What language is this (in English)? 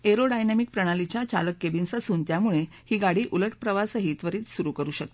Marathi